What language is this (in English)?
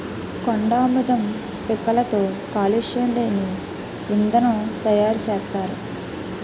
Telugu